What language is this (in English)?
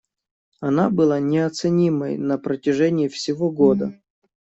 Russian